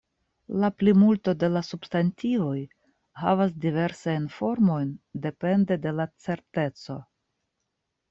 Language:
Esperanto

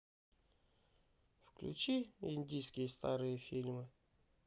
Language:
Russian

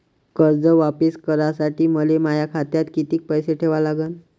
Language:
Marathi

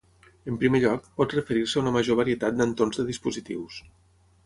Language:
Catalan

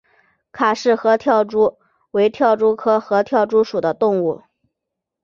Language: Chinese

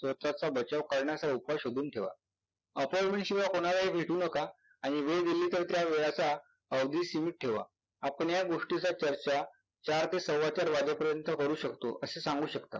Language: Marathi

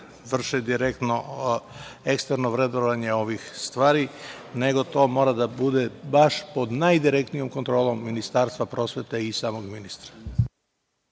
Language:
Serbian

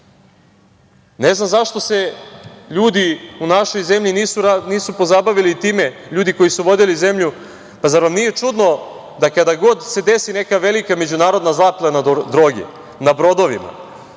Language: Serbian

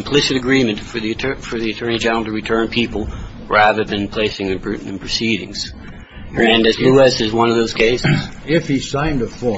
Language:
English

